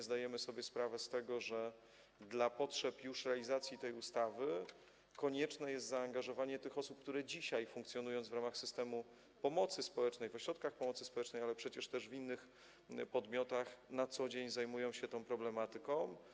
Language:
Polish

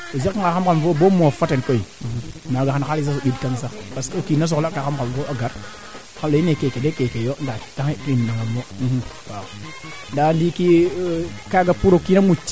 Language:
Serer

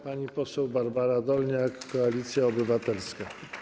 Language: Polish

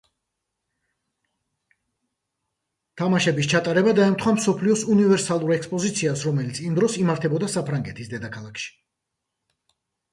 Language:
Georgian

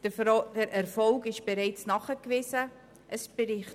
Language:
Swiss German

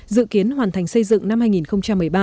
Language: Vietnamese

